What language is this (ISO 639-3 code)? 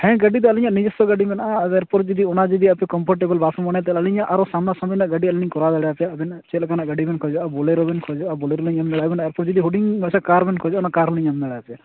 sat